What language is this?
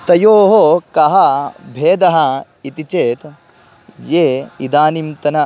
Sanskrit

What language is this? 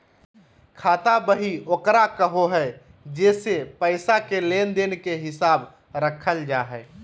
Magahi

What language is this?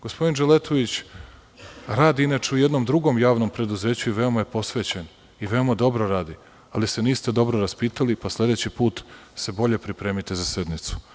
Serbian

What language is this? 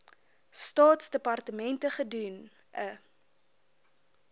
Afrikaans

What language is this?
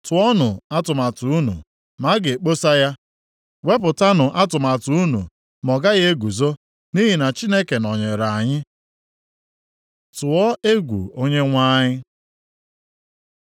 Igbo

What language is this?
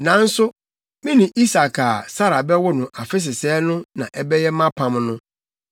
Akan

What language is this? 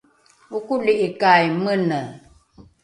Rukai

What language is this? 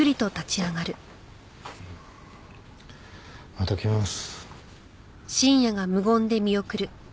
Japanese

